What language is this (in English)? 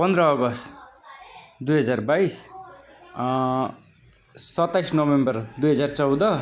Nepali